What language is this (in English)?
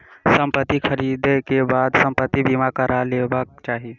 Maithili